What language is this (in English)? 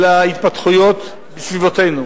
Hebrew